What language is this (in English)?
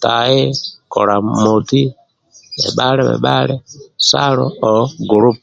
Amba (Uganda)